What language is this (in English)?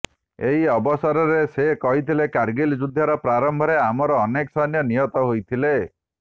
Odia